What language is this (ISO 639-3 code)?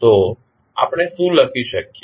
guj